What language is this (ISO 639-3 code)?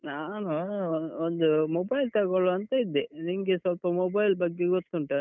kan